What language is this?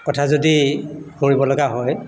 Assamese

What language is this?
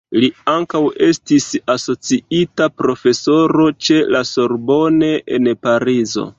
Esperanto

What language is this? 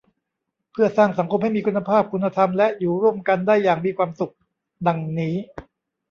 Thai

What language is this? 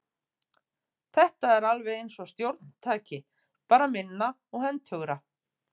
Icelandic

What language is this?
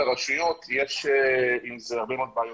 Hebrew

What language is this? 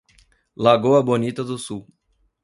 Portuguese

